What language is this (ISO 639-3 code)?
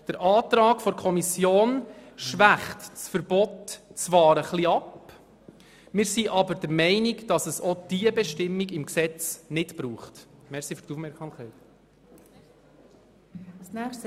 gsw